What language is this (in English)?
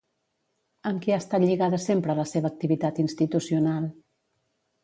Catalan